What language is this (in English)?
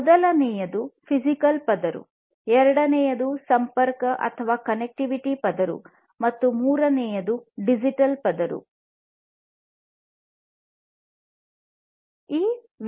Kannada